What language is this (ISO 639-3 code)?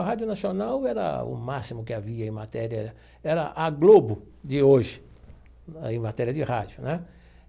por